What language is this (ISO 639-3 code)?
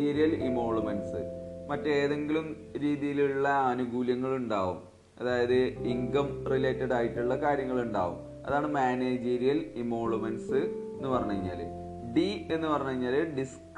mal